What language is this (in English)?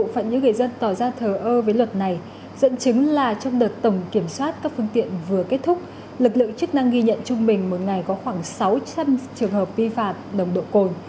Vietnamese